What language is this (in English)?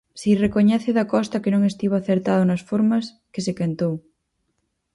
Galician